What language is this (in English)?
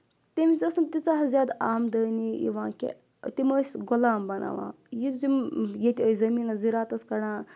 Kashmiri